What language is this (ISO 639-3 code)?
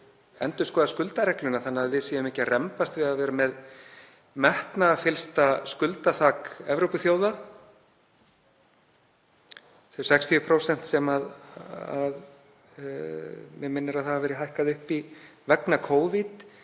isl